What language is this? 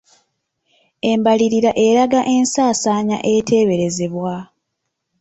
Ganda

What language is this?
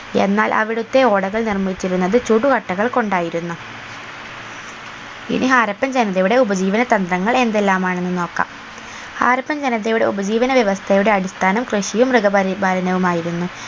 Malayalam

